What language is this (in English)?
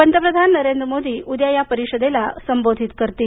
Marathi